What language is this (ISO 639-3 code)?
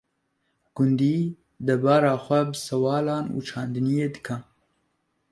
kur